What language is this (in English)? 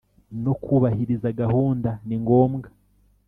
Kinyarwanda